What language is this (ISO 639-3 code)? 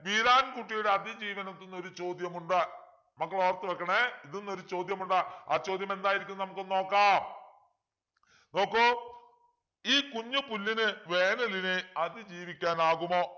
mal